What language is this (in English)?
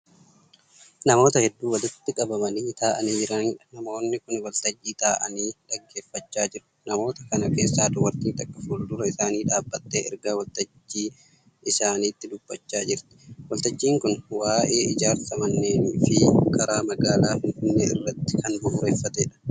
Oromo